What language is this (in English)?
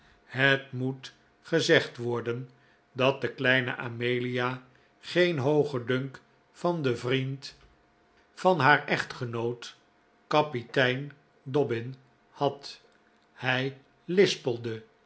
Dutch